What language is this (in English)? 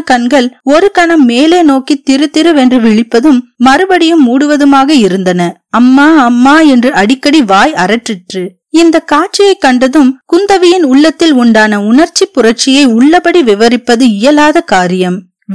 Tamil